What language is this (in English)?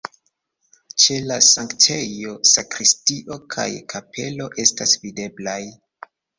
Esperanto